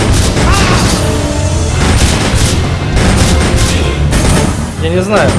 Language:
Russian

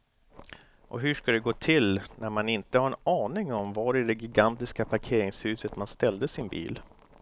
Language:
Swedish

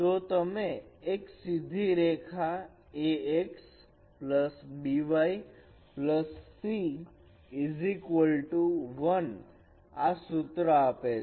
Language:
Gujarati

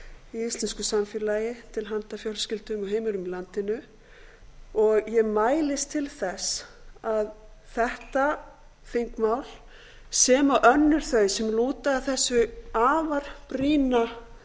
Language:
Icelandic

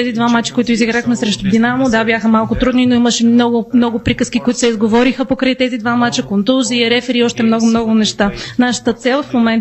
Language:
Bulgarian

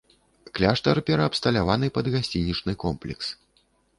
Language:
Belarusian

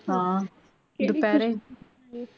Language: Punjabi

